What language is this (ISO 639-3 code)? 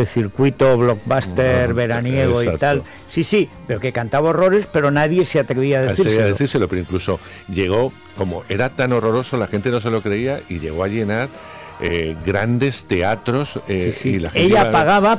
spa